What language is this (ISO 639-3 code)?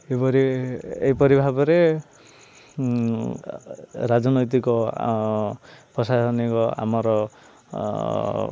ori